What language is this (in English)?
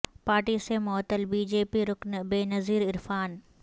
Urdu